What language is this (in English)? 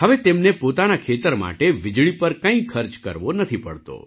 Gujarati